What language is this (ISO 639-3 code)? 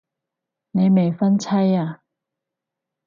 yue